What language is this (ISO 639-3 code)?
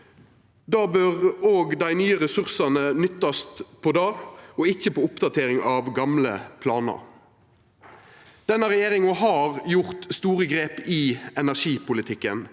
nor